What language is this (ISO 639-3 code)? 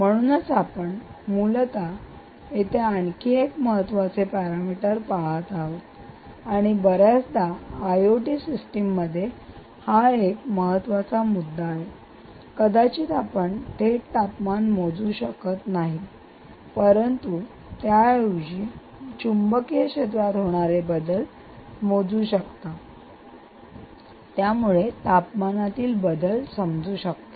mar